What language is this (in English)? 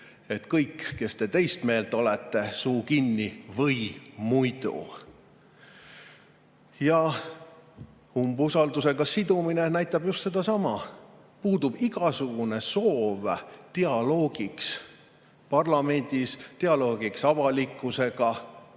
Estonian